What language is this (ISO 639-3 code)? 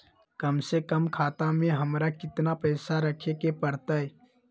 mag